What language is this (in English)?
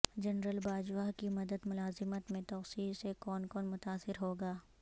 Urdu